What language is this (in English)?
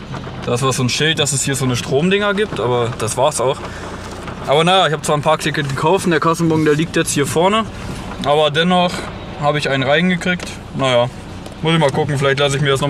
German